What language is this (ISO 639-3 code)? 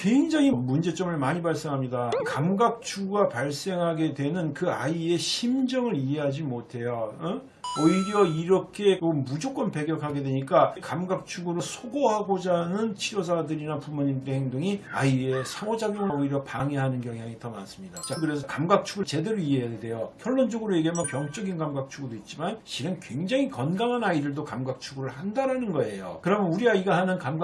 kor